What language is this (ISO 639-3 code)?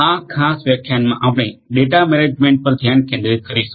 guj